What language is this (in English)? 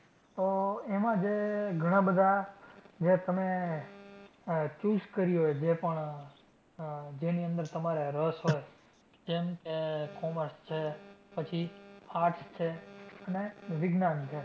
Gujarati